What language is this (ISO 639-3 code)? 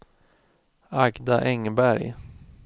swe